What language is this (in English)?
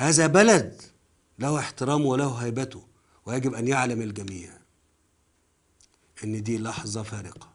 Arabic